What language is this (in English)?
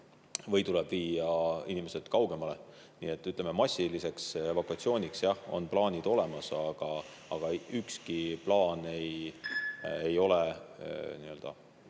Estonian